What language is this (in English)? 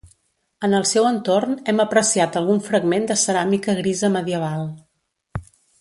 Catalan